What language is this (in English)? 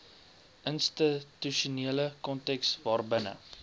Afrikaans